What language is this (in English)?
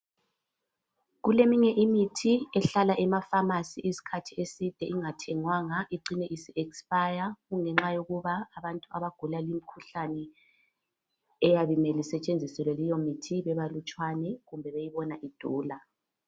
North Ndebele